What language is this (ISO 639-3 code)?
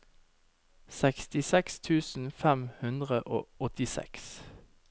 nor